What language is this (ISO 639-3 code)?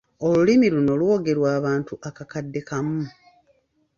lug